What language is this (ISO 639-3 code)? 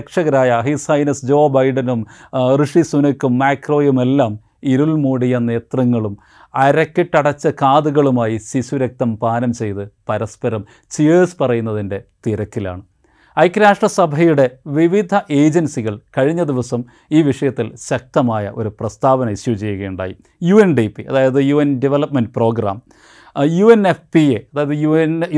mal